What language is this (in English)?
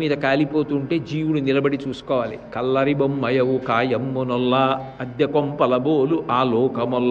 Telugu